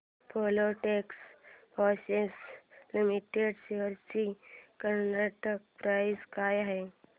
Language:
Marathi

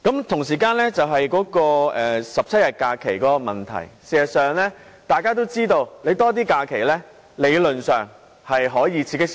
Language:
Cantonese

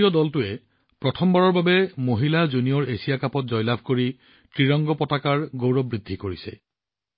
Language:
Assamese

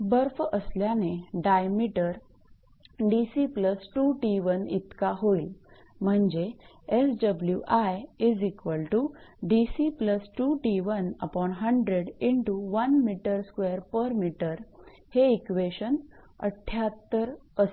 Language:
Marathi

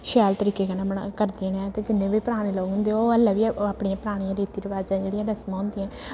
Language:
Dogri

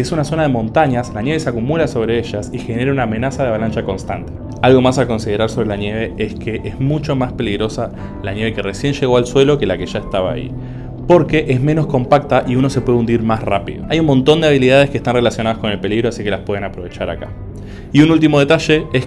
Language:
Spanish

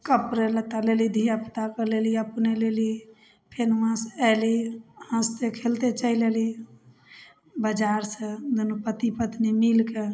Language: Maithili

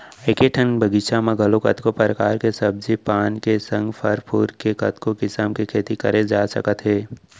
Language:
Chhattisgarhi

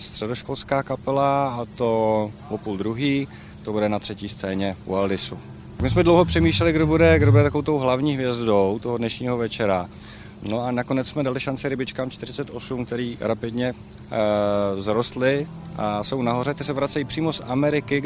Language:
Czech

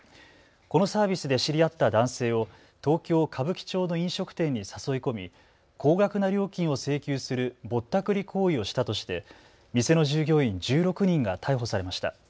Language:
Japanese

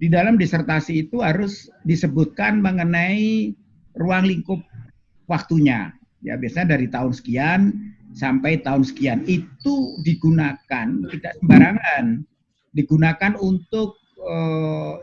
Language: Indonesian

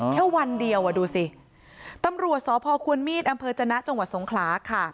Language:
Thai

